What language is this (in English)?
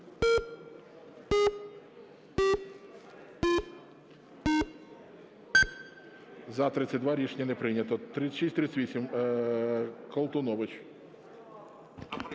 Ukrainian